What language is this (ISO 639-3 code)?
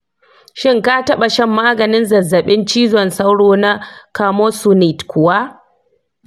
hau